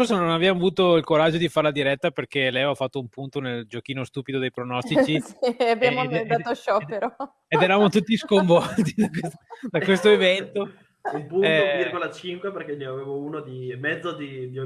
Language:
Italian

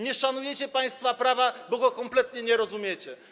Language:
Polish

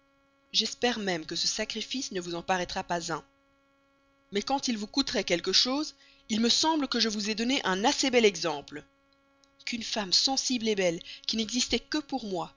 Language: French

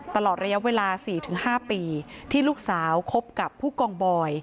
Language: Thai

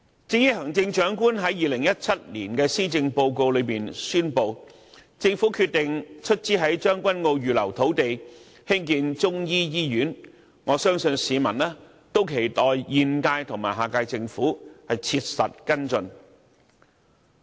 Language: Cantonese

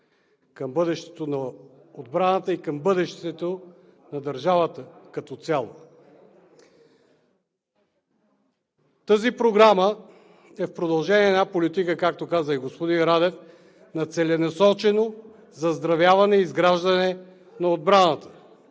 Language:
Bulgarian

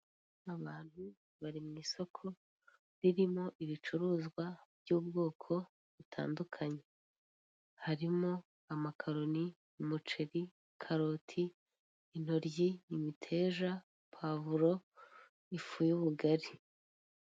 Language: Kinyarwanda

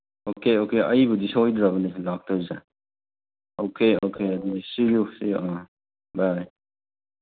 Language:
Manipuri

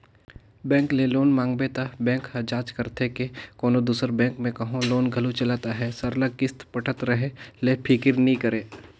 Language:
Chhattisgarhi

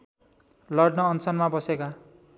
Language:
Nepali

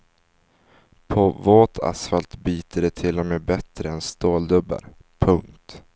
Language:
Swedish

